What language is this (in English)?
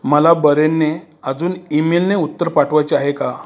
Marathi